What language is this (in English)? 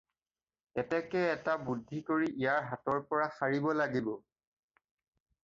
Assamese